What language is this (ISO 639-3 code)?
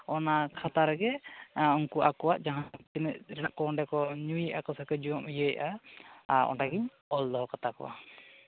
sat